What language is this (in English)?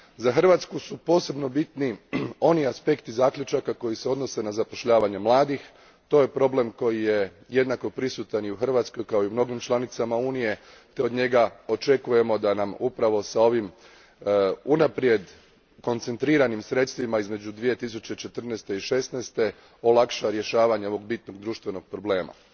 Croatian